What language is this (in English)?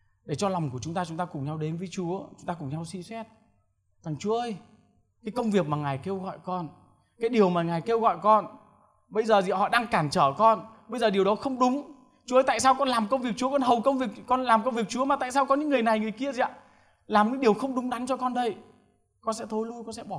Vietnamese